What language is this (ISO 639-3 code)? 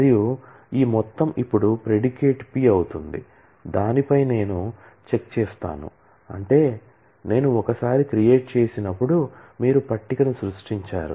tel